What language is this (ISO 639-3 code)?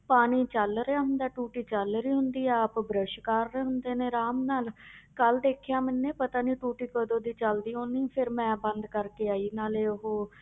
pan